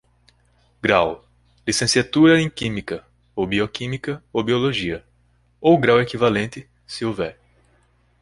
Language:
Portuguese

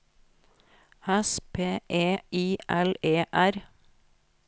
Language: Norwegian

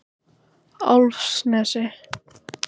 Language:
Icelandic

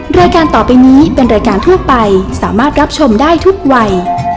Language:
Thai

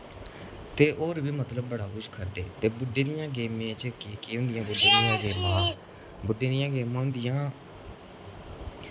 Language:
Dogri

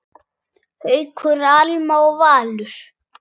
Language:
Icelandic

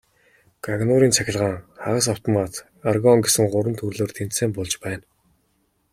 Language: Mongolian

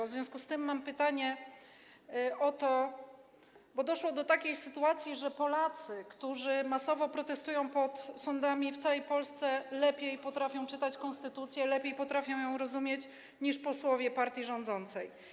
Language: Polish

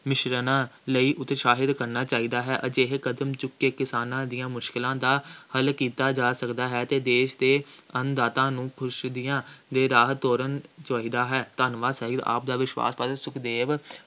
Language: Punjabi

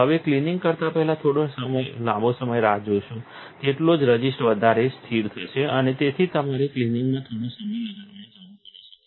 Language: Gujarati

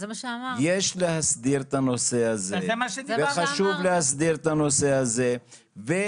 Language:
Hebrew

